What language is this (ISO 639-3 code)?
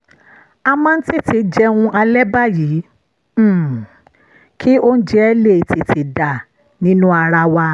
yor